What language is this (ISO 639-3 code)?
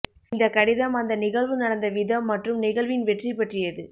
tam